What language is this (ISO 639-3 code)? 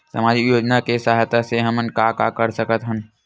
hne